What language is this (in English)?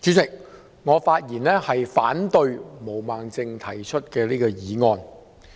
Cantonese